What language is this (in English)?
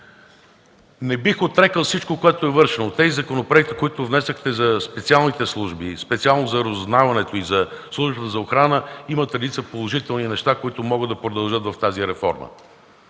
Bulgarian